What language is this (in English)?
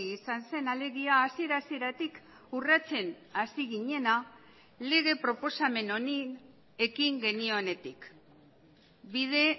Basque